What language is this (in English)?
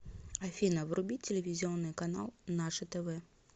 Russian